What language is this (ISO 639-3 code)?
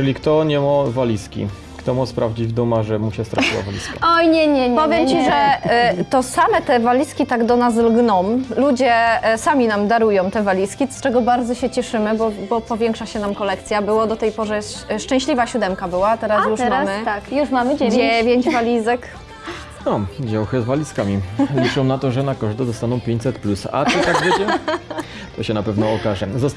pol